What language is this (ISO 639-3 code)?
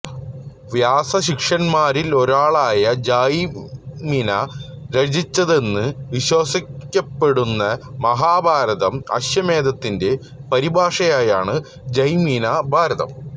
mal